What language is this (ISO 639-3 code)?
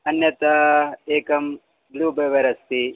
san